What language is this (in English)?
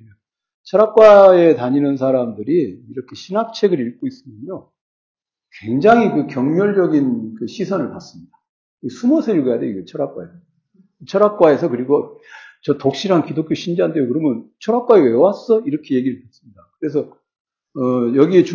Korean